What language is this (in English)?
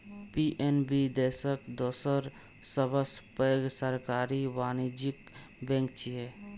Maithili